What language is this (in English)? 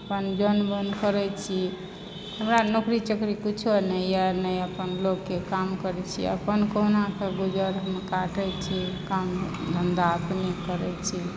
Maithili